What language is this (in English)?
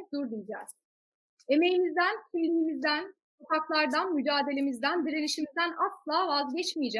Turkish